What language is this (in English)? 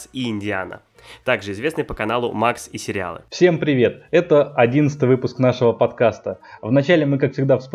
Russian